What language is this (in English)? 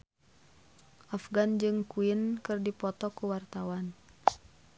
Sundanese